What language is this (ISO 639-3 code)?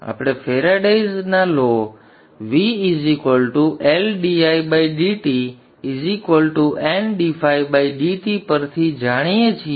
guj